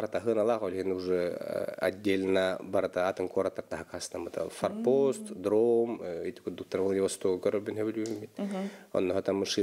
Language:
Russian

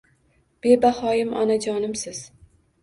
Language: Uzbek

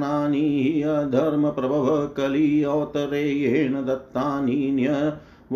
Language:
Hindi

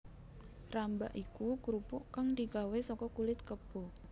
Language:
Javanese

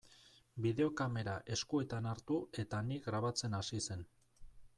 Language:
Basque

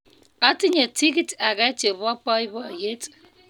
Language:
Kalenjin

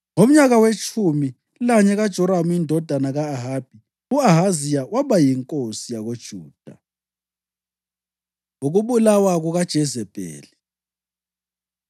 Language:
North Ndebele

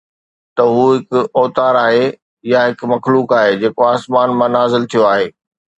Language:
Sindhi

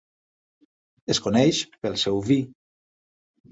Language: Catalan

